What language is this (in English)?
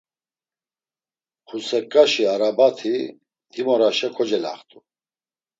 Laz